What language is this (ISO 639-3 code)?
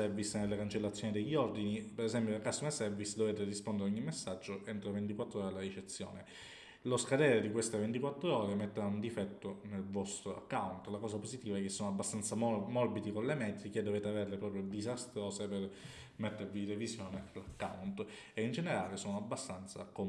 ita